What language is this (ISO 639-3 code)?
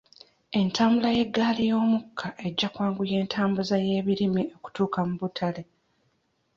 lug